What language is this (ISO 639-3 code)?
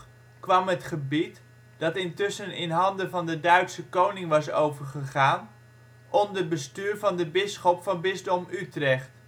nld